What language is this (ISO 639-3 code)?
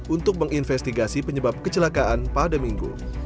ind